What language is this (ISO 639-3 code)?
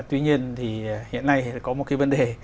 vie